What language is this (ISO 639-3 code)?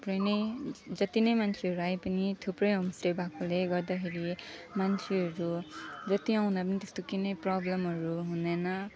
nep